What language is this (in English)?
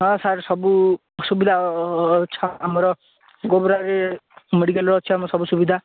Odia